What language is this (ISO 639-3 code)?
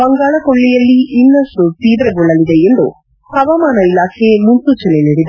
kan